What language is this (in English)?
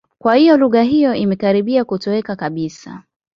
Swahili